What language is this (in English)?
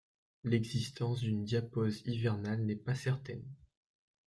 French